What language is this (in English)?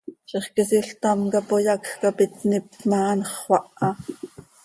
Seri